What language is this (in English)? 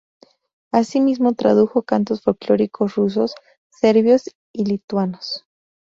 Spanish